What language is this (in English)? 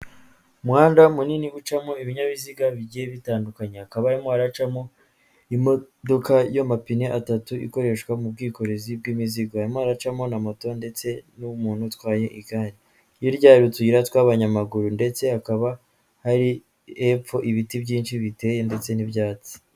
Kinyarwanda